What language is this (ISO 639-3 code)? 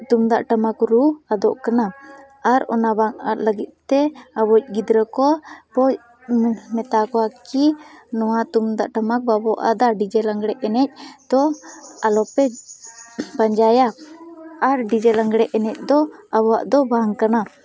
sat